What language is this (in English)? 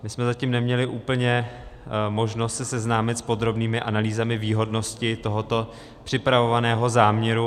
Czech